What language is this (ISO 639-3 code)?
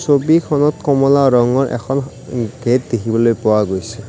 asm